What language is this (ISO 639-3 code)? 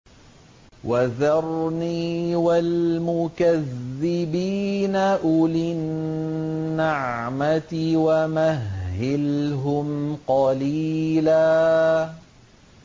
ara